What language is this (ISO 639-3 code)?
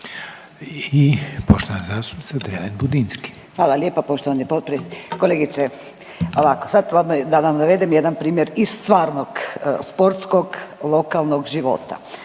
hrv